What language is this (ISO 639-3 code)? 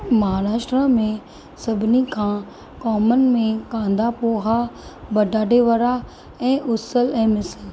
snd